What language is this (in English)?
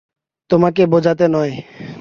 Bangla